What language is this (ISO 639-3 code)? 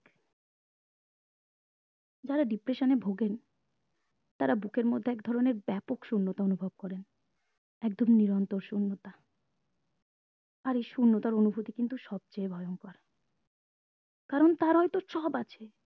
ben